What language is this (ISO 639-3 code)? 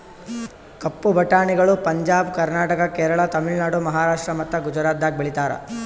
kan